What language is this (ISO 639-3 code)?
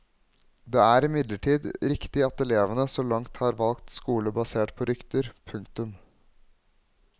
nor